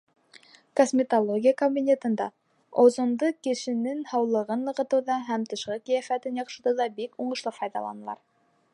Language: Bashkir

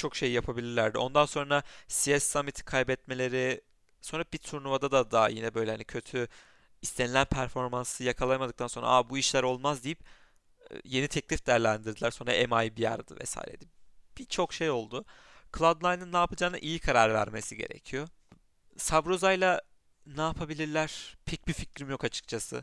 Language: Turkish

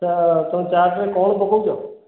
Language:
Odia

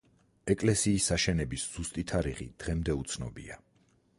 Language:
Georgian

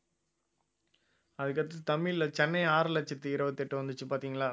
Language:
Tamil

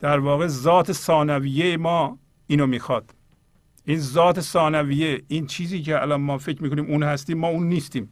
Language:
Persian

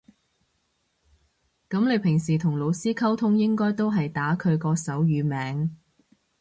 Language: Cantonese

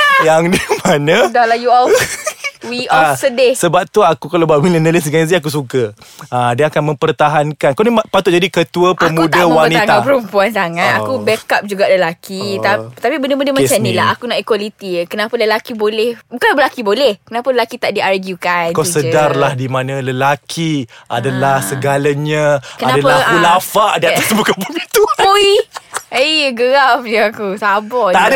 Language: Malay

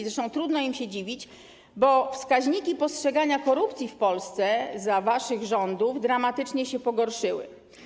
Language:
Polish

